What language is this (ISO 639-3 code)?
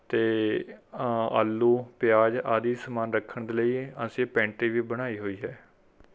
pan